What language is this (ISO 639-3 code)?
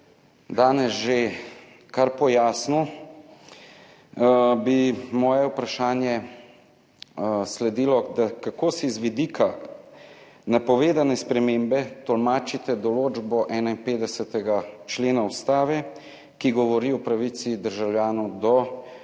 slv